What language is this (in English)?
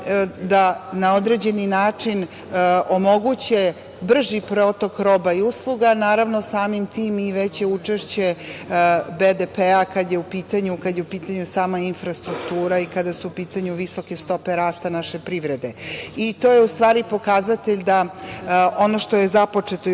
Serbian